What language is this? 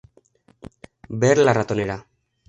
Spanish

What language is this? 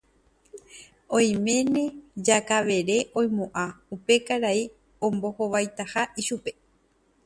Guarani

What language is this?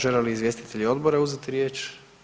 Croatian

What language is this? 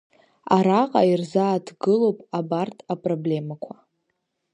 Abkhazian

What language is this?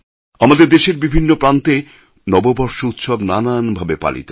Bangla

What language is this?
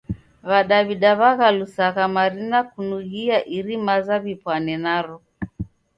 Taita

